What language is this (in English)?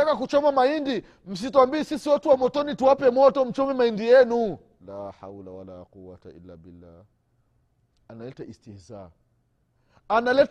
Swahili